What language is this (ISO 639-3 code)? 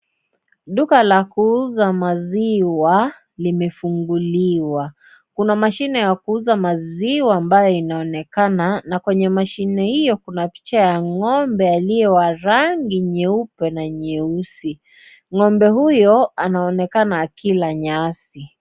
swa